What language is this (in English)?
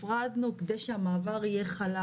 Hebrew